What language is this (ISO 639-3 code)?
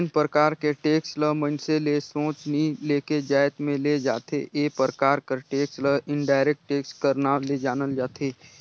hne